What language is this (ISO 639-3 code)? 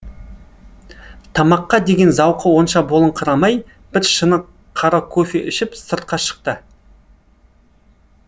kaz